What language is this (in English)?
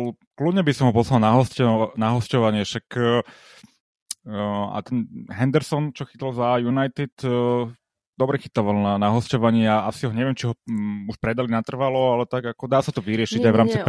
Slovak